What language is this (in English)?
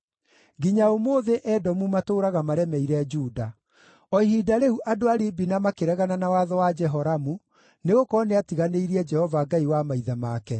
Kikuyu